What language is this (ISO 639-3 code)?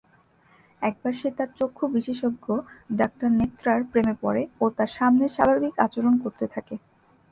ben